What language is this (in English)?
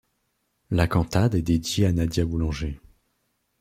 French